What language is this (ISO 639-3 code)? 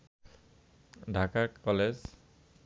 ben